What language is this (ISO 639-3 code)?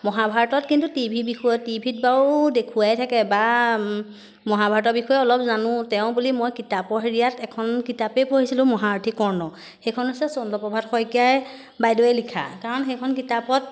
asm